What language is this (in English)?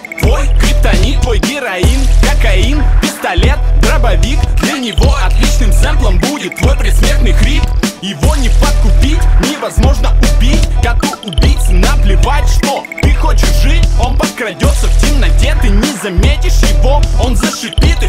Korean